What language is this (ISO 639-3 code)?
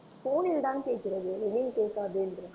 tam